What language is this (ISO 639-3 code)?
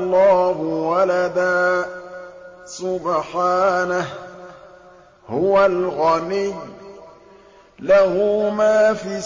ara